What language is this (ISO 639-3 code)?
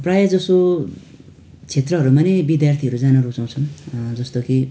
nep